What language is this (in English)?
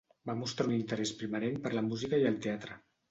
Catalan